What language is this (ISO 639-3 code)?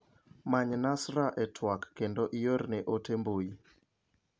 luo